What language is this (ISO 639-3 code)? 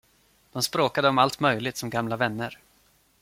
swe